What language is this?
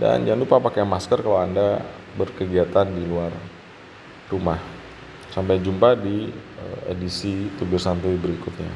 Indonesian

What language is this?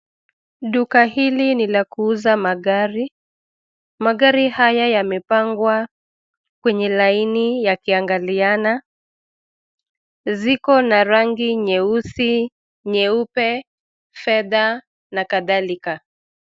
Swahili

